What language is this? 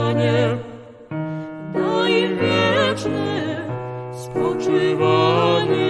Polish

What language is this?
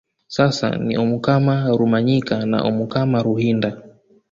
Swahili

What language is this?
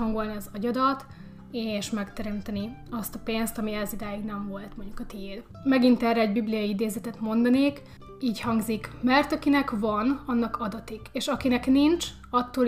Hungarian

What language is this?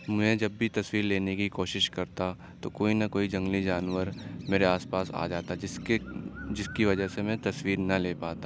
Urdu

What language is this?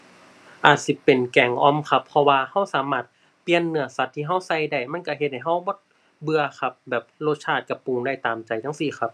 Thai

